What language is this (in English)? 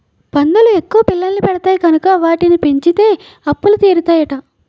Telugu